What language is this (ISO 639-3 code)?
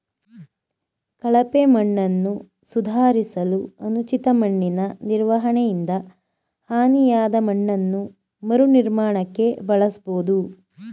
kan